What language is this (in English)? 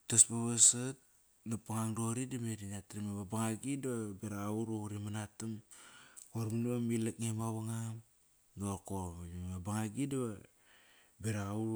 Kairak